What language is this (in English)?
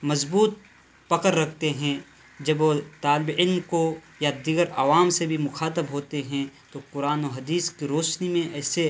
Urdu